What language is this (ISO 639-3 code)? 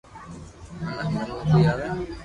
lrk